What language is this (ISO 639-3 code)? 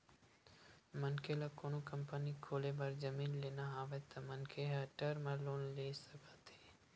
hne